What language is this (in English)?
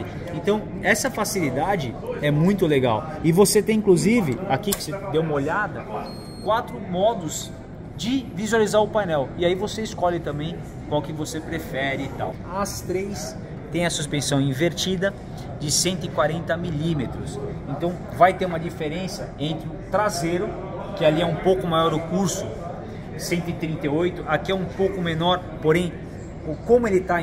Portuguese